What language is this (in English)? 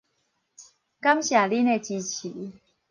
Min Nan Chinese